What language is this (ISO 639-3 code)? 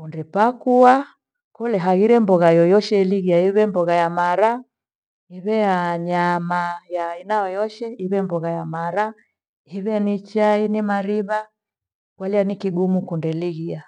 gwe